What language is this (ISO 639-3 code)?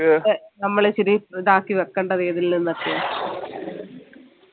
mal